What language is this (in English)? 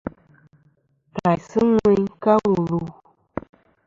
Kom